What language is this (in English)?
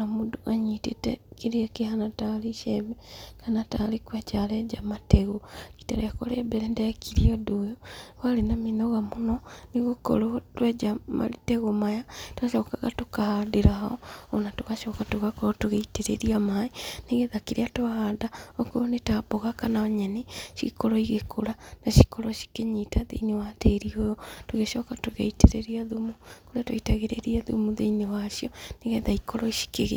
Kikuyu